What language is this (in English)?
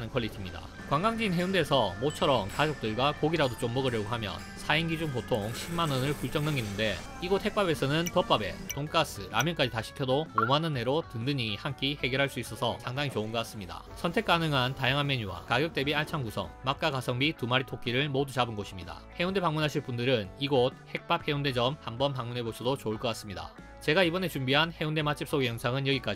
Korean